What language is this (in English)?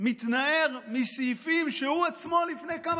Hebrew